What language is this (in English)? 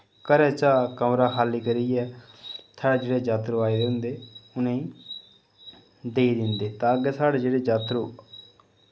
Dogri